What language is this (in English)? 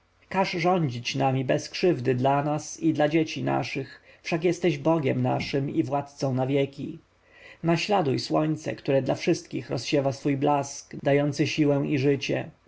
Polish